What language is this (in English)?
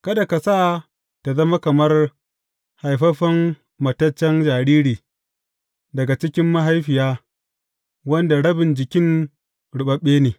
Hausa